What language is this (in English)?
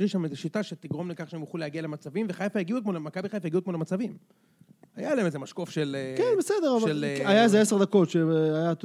Hebrew